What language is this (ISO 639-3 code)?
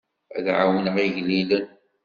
kab